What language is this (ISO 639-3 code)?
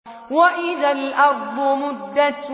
ara